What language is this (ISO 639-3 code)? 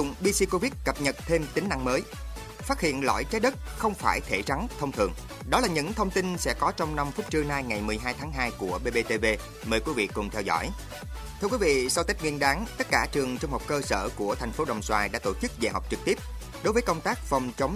vie